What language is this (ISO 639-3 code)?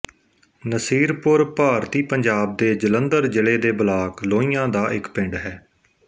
pan